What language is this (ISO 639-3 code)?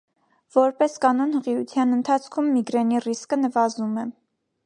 hye